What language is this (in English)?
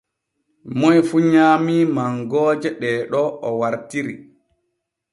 Borgu Fulfulde